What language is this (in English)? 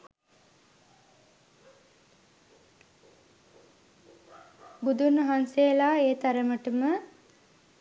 Sinhala